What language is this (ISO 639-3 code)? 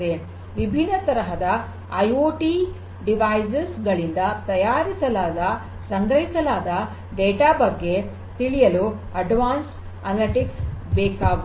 kan